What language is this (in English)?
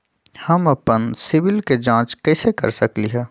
Magahi